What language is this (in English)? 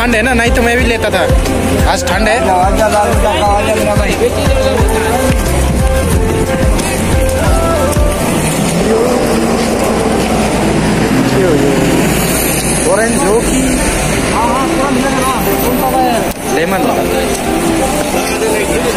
Indonesian